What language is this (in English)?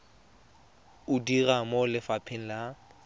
Tswana